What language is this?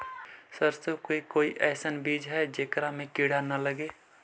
Magahi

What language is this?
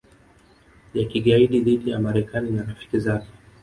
Swahili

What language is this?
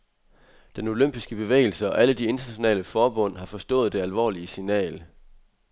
Danish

